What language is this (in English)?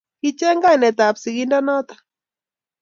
Kalenjin